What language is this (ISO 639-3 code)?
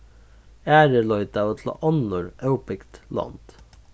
fao